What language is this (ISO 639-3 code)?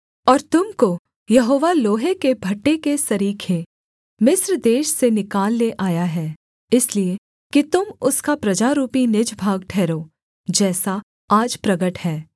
hin